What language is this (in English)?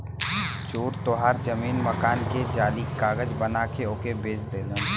Bhojpuri